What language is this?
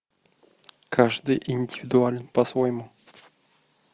Russian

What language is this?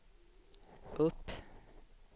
Swedish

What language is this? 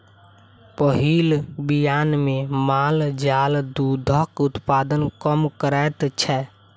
Maithili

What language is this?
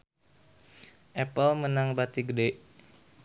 Sundanese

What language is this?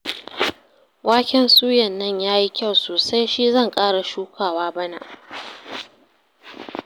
Hausa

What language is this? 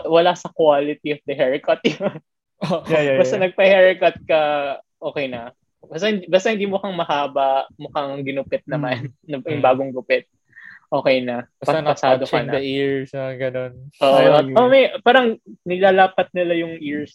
Filipino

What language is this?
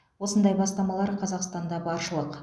Kazakh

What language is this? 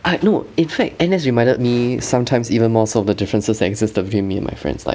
English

